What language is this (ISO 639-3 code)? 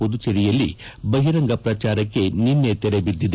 kan